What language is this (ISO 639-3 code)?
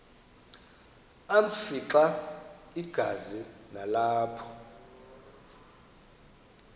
xho